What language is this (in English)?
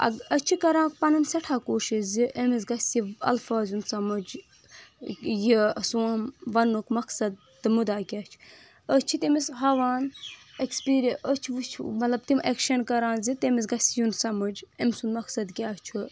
Kashmiri